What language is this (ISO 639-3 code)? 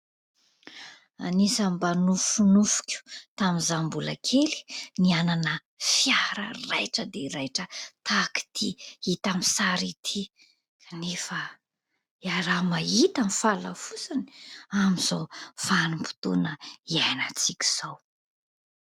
mlg